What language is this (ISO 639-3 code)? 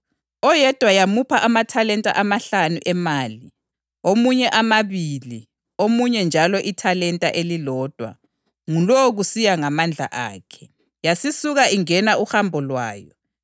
nde